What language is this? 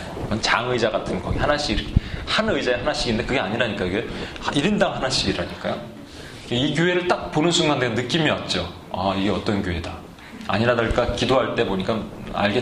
Korean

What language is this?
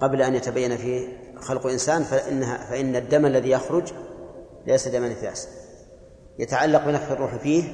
Arabic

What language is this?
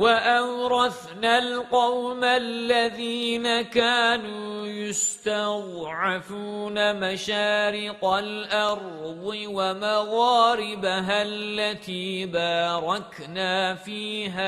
Arabic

